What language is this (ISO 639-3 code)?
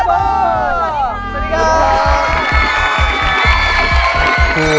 tha